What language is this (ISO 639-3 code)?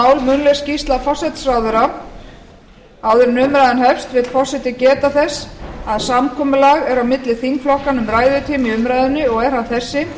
isl